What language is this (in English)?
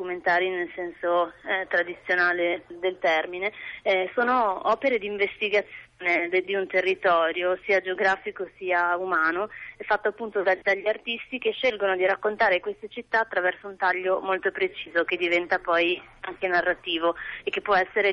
Italian